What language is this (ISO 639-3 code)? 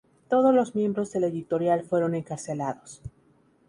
spa